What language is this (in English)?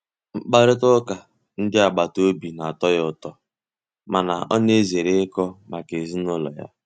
Igbo